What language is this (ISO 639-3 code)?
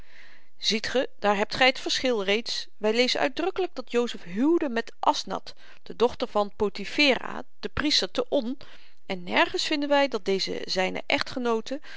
nld